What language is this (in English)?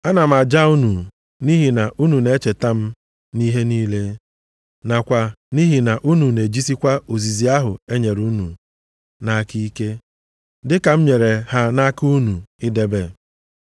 Igbo